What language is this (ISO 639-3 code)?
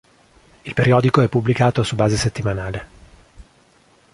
ita